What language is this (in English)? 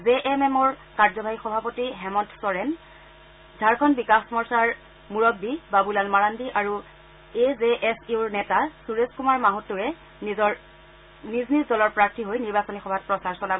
Assamese